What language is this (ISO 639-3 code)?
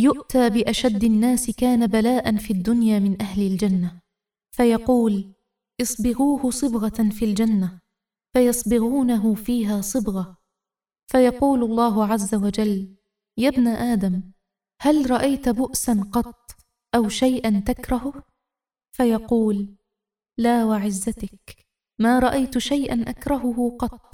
ara